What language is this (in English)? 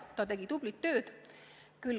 Estonian